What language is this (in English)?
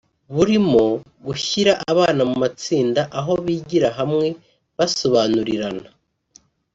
Kinyarwanda